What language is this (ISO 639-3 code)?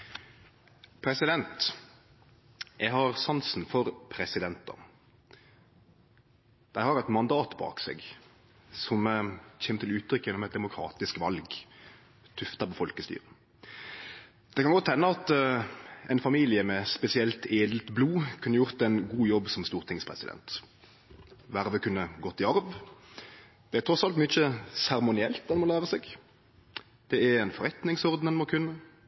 nor